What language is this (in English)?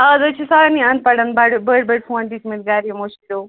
Kashmiri